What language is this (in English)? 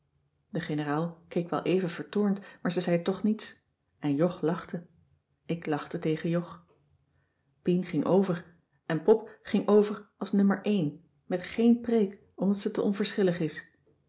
Dutch